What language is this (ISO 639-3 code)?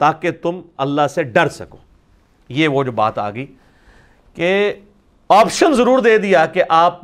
urd